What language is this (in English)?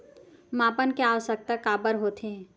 Chhattisgarhi